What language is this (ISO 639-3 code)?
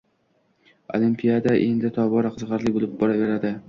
uzb